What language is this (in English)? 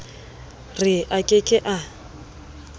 Southern Sotho